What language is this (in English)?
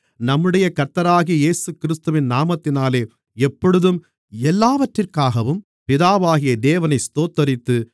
Tamil